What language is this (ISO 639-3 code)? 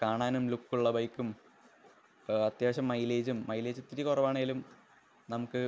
mal